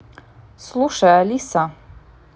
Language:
Russian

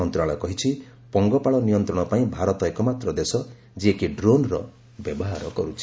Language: Odia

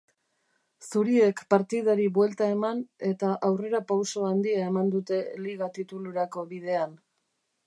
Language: Basque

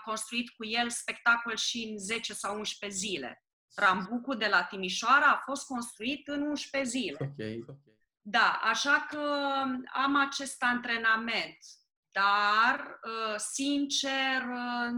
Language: Romanian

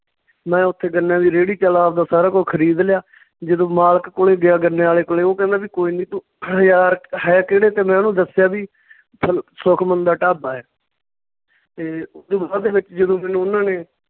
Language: Punjabi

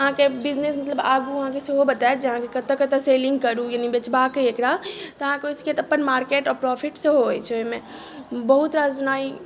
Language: Maithili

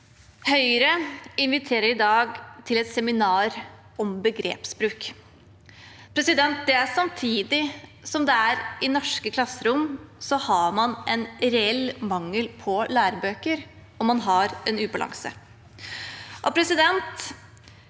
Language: Norwegian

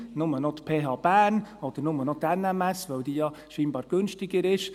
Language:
Swiss German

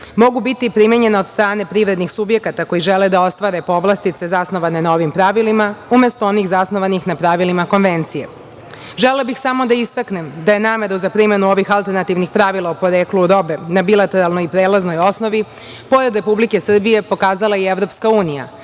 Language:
Serbian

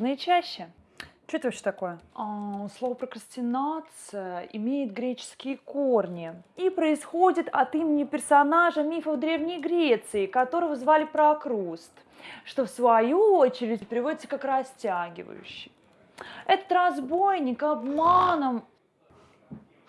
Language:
Russian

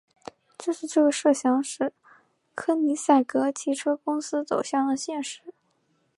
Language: Chinese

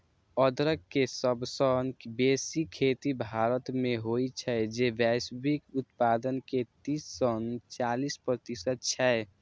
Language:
Maithili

